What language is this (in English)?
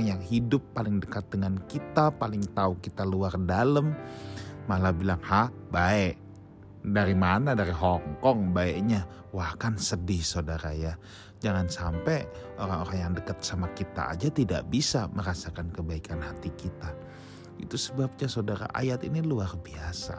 Indonesian